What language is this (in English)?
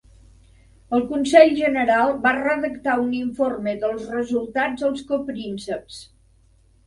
Catalan